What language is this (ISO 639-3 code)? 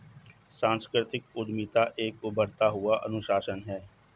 hin